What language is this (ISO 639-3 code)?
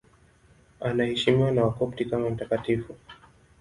swa